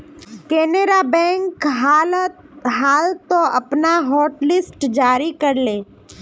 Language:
Magahi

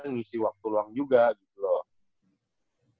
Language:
Indonesian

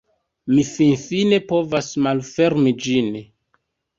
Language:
Esperanto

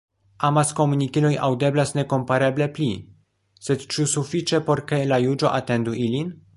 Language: Esperanto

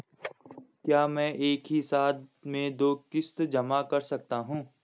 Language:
Hindi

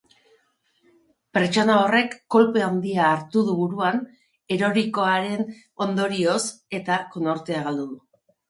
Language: Basque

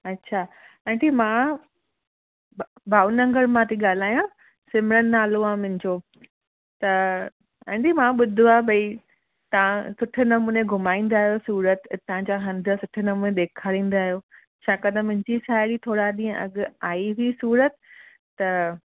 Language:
Sindhi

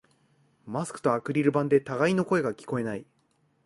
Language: Japanese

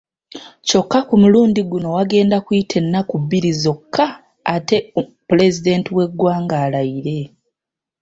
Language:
Ganda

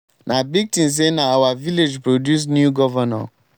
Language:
Nigerian Pidgin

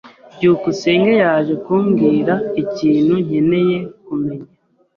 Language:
Kinyarwanda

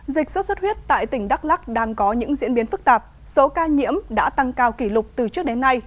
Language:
Vietnamese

